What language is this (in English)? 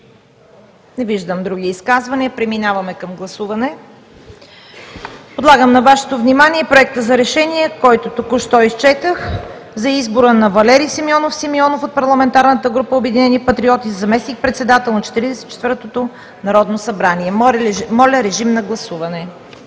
Bulgarian